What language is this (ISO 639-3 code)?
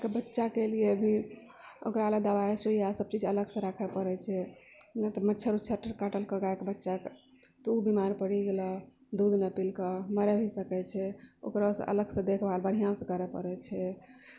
mai